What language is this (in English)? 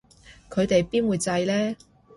Cantonese